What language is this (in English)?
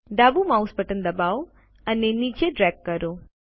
Gujarati